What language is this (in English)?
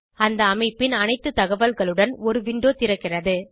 Tamil